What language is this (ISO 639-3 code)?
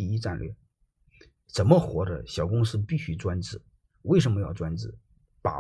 zho